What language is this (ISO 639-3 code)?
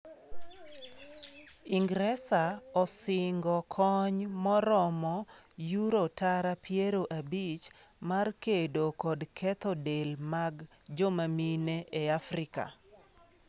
luo